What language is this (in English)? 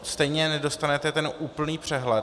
Czech